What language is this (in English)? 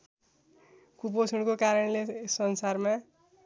Nepali